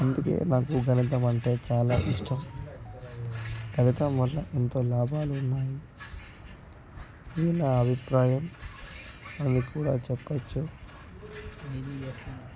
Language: Telugu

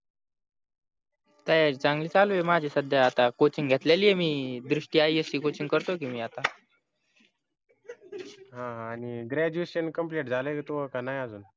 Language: Marathi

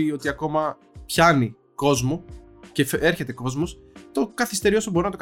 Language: Greek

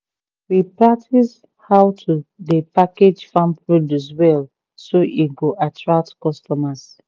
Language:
Nigerian Pidgin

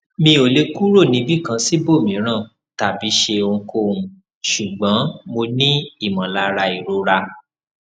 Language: Yoruba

